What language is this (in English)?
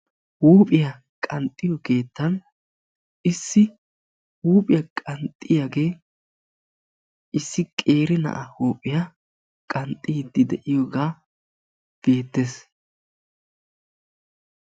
Wolaytta